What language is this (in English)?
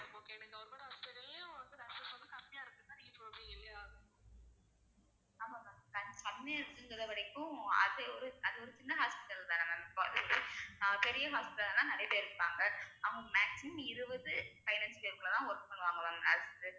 Tamil